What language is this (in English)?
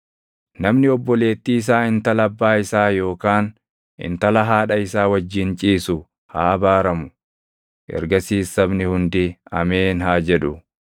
Oromo